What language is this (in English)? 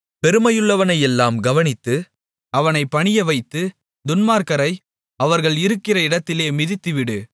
Tamil